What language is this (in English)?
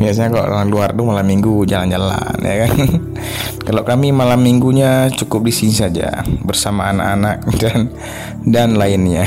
Indonesian